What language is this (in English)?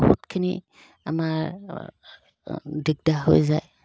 Assamese